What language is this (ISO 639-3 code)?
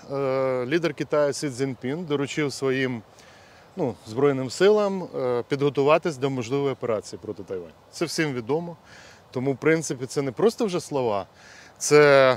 ukr